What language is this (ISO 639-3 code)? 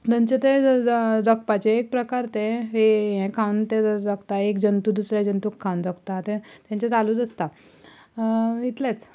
kok